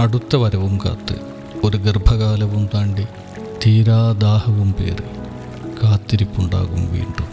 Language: Malayalam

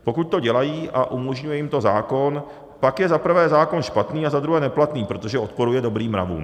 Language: Czech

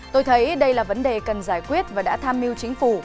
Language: Vietnamese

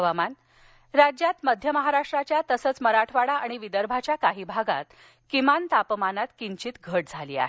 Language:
Marathi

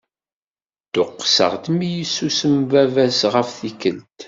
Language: Kabyle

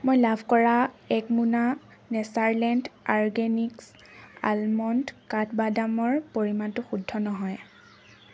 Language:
Assamese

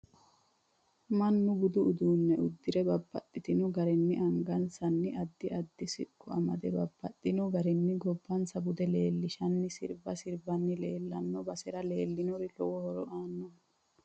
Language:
Sidamo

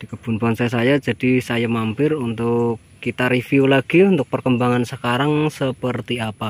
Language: Indonesian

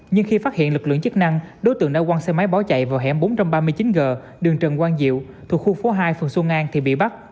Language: Vietnamese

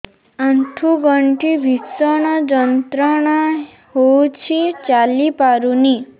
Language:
Odia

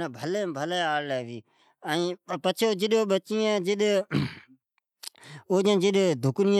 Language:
Od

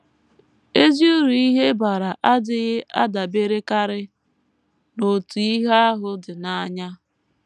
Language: Igbo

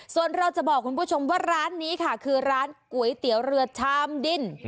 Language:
Thai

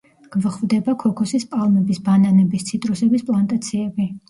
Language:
Georgian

